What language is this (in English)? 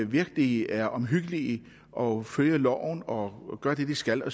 Danish